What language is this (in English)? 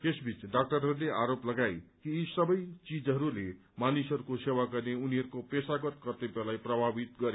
Nepali